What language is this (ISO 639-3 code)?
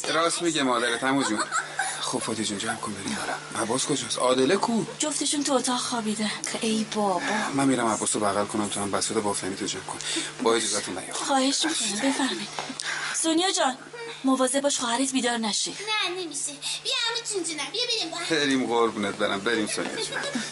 fas